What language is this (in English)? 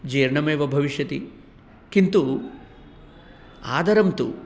Sanskrit